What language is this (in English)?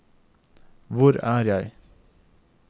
Norwegian